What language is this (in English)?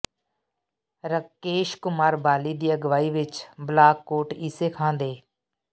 Punjabi